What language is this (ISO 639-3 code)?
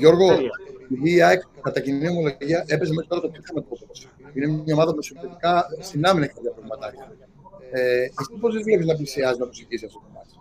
ell